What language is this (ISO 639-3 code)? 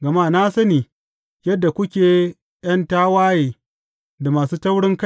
hau